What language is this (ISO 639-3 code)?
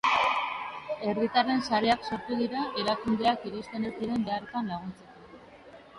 eus